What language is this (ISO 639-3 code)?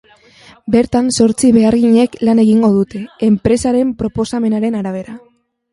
eus